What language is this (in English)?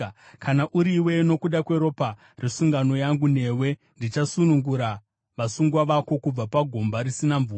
Shona